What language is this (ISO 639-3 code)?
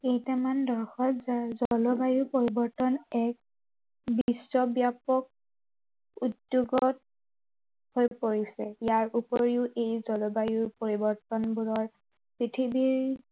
asm